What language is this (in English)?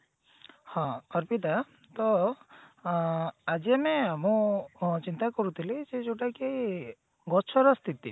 Odia